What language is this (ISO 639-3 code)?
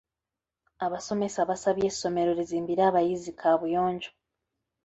lug